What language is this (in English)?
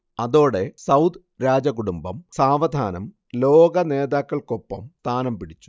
Malayalam